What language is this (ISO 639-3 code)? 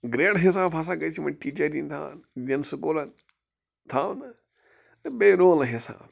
kas